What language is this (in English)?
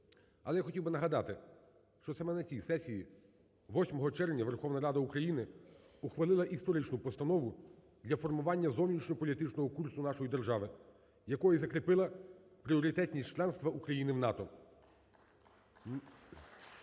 Ukrainian